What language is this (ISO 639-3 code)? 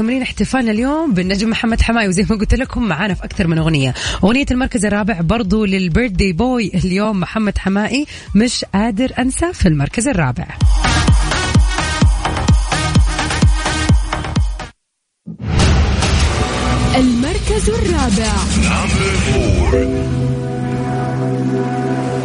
ara